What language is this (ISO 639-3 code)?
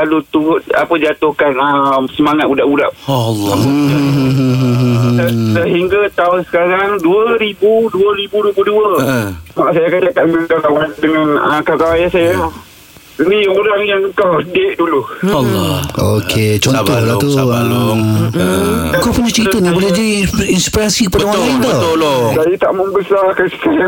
msa